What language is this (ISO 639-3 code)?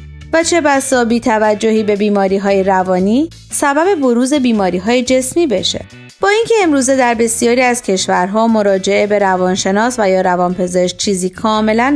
fas